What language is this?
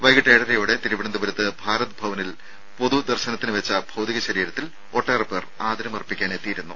Malayalam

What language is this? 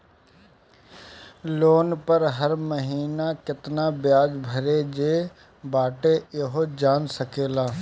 Bhojpuri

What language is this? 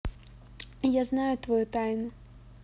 Russian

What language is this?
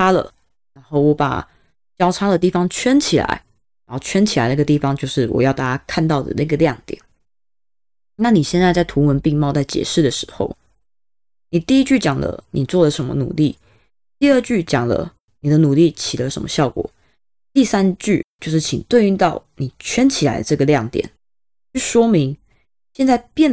Chinese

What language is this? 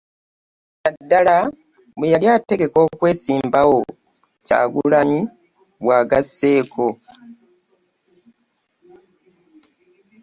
Ganda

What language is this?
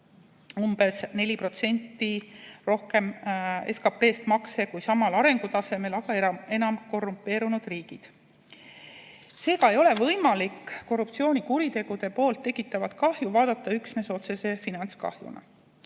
Estonian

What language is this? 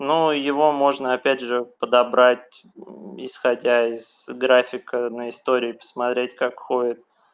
Russian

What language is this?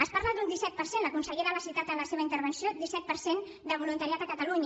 Catalan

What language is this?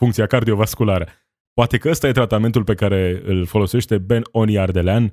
Romanian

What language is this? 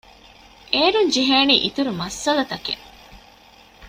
Divehi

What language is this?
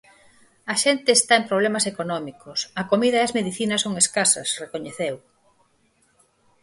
Galician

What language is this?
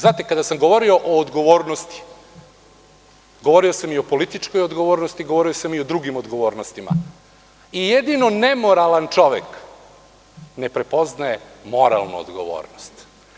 Serbian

